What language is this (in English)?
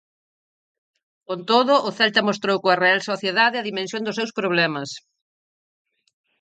Galician